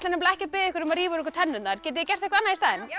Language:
Icelandic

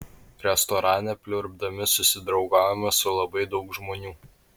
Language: Lithuanian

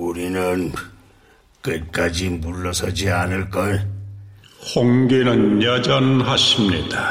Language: Korean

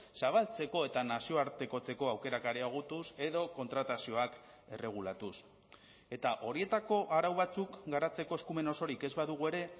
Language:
Basque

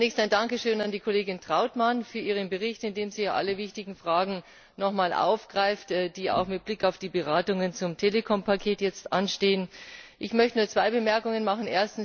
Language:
German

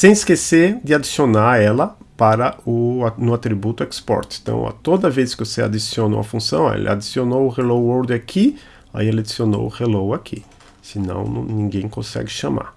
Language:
Portuguese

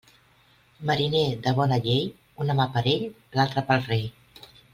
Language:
Catalan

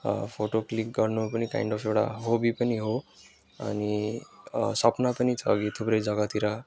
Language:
Nepali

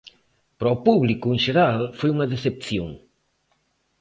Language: Galician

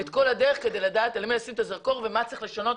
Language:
Hebrew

